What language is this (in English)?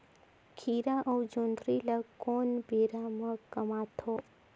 Chhattisgarhi